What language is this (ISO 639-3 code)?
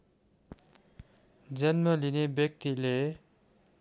nep